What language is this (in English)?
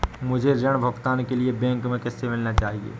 Hindi